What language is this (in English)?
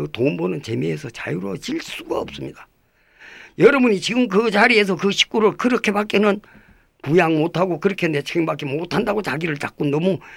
Korean